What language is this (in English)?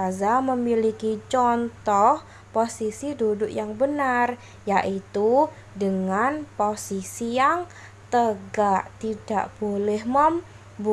Indonesian